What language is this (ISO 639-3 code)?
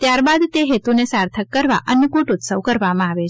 guj